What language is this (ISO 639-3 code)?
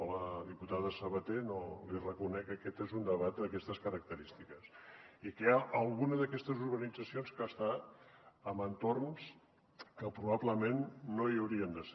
cat